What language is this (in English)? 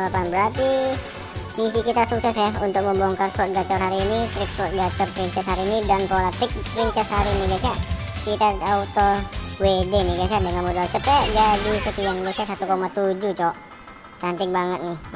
Indonesian